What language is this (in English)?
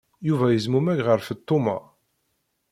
Kabyle